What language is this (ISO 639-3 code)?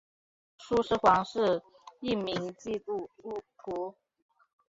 zho